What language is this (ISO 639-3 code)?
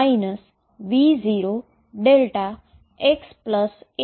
guj